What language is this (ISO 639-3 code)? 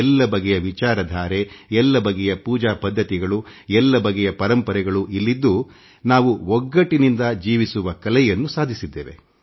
kan